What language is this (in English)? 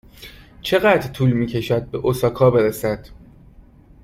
Persian